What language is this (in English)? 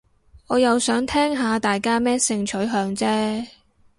Cantonese